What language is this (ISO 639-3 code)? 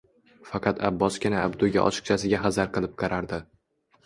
uzb